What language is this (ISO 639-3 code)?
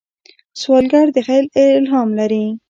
pus